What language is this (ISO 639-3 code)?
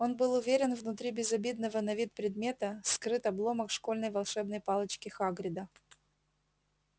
rus